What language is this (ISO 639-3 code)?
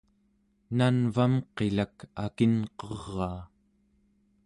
esu